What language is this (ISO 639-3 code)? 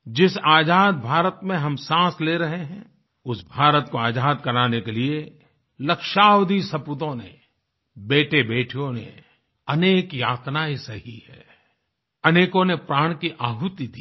hin